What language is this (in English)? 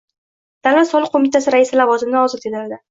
Uzbek